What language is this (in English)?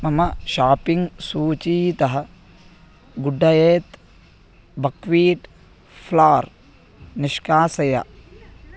Sanskrit